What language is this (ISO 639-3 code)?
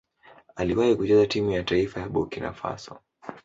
swa